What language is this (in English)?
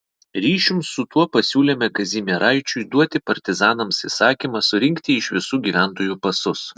Lithuanian